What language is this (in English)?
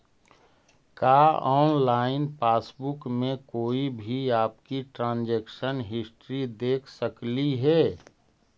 Magahi